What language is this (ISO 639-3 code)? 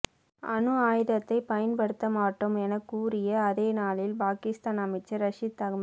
tam